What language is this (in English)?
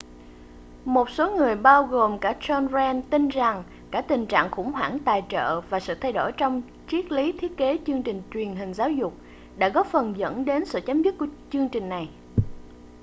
Vietnamese